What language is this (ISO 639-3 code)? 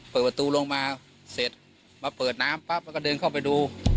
tha